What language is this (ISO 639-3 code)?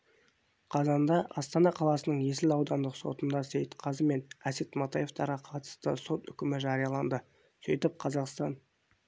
kaz